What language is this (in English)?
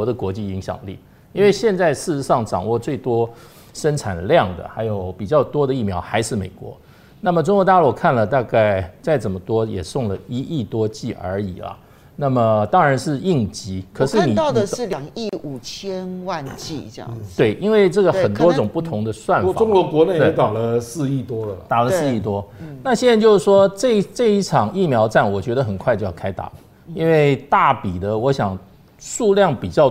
Chinese